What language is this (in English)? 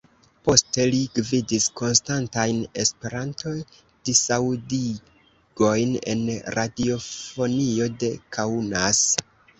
Esperanto